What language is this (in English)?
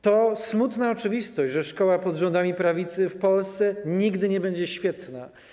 Polish